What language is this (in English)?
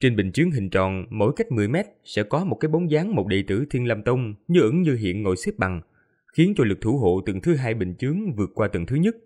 Vietnamese